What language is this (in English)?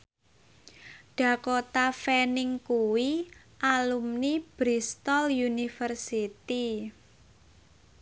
Javanese